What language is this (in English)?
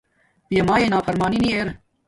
Domaaki